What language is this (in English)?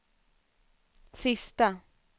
Swedish